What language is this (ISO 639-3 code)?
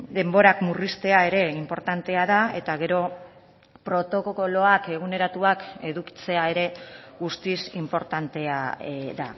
eus